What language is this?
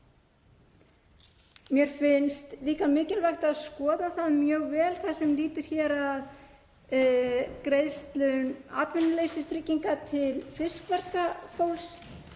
Icelandic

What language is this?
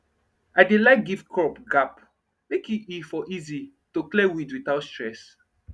Nigerian Pidgin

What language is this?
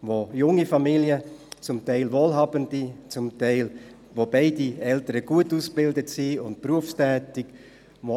Swiss German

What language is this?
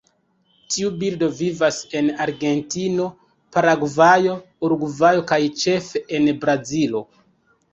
Esperanto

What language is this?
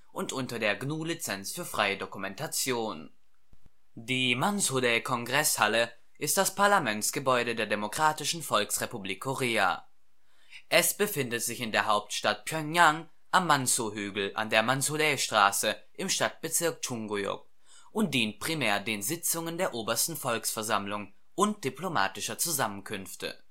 German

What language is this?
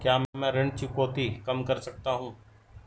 Hindi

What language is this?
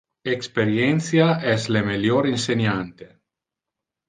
Interlingua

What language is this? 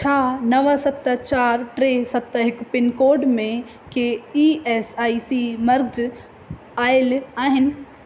Sindhi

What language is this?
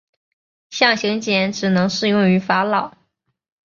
Chinese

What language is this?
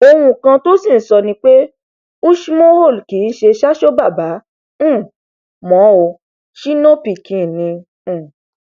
Yoruba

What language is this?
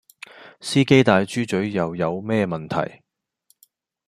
Cantonese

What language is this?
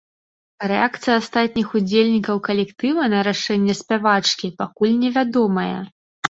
Belarusian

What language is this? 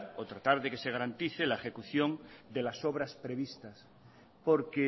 Spanish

